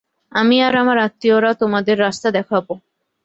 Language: Bangla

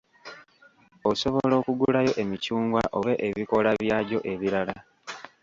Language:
Ganda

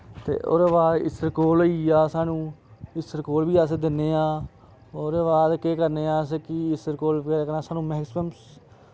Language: Dogri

